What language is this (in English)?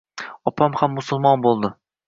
Uzbek